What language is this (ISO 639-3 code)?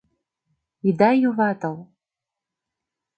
chm